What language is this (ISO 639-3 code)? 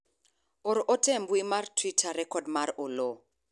luo